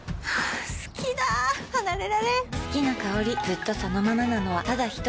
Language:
Japanese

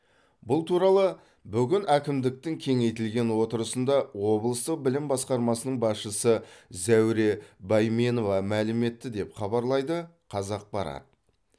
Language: Kazakh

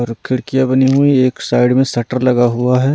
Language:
Hindi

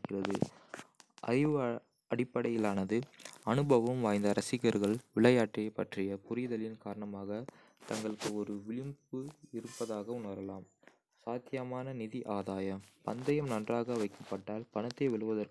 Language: Kota (India)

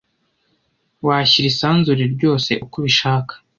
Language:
Kinyarwanda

